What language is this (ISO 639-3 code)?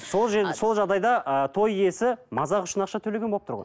kaz